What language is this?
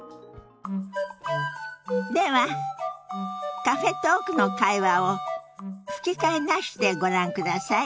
Japanese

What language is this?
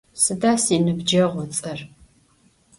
Adyghe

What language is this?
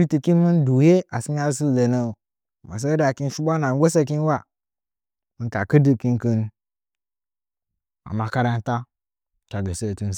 Nzanyi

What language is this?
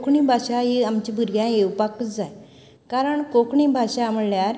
Konkani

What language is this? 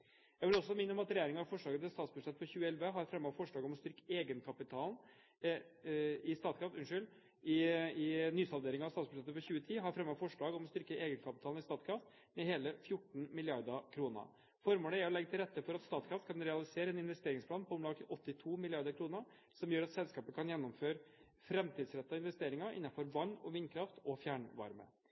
Norwegian Bokmål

